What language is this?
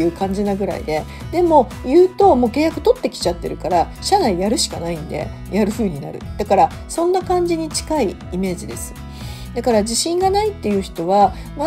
Japanese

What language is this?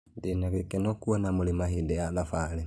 Kikuyu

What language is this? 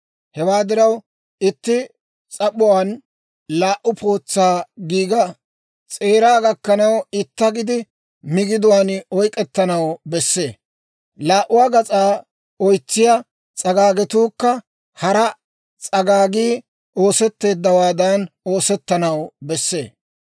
Dawro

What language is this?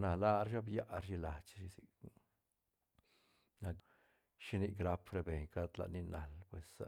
Santa Catarina Albarradas Zapotec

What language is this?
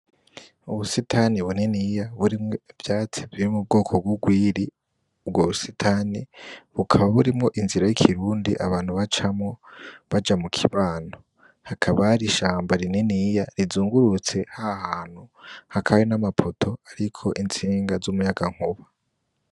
Rundi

